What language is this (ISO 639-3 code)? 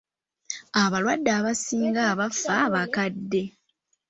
lug